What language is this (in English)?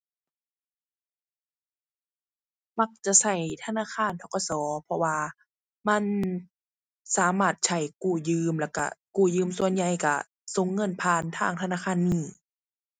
Thai